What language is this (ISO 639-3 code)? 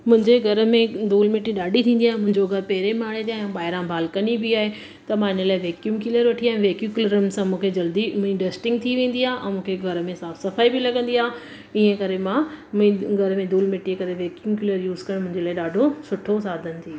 snd